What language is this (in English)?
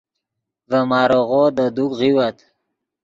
Yidgha